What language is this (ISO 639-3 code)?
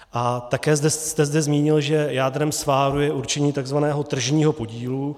ces